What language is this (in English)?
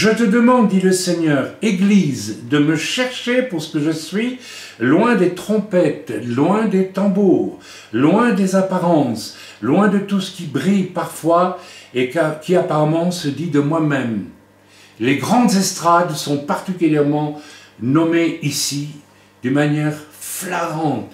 French